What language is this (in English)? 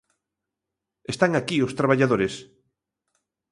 Galician